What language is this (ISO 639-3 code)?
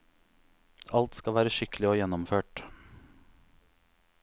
nor